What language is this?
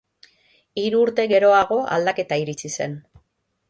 Basque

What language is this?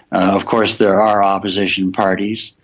English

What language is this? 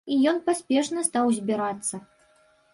Belarusian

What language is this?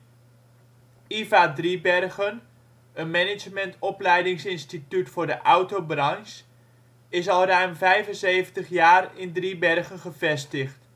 Dutch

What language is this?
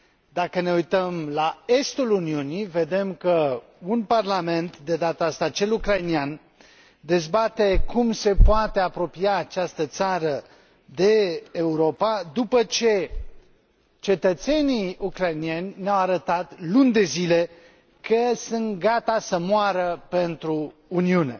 Romanian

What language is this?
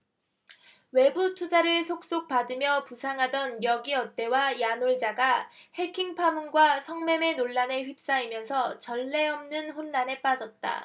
Korean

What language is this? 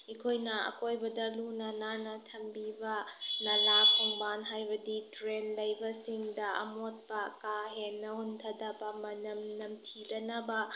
Manipuri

